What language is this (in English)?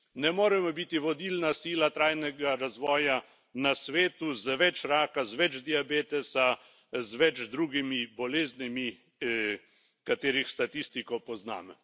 Slovenian